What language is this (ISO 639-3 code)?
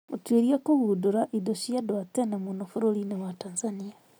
kik